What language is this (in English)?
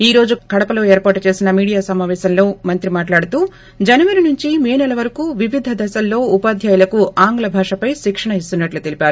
Telugu